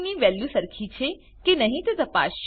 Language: Gujarati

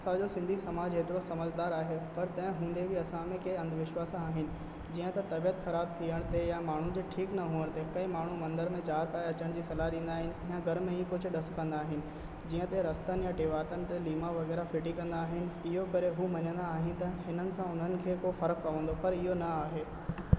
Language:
Sindhi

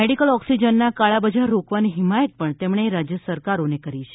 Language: Gujarati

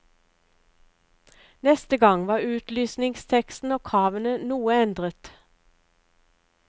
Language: Norwegian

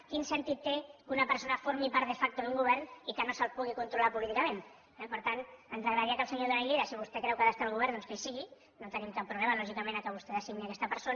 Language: Catalan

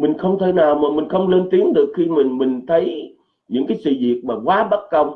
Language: Vietnamese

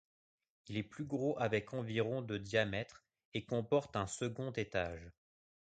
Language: French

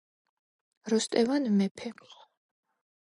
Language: Georgian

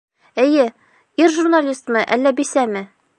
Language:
Bashkir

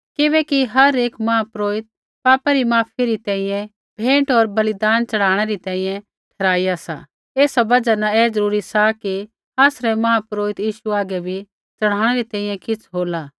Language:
Kullu Pahari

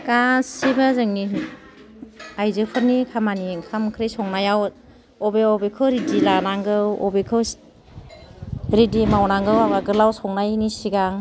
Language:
Bodo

